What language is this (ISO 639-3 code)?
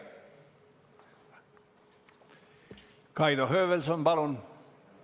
est